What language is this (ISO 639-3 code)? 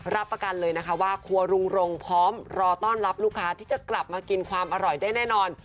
tha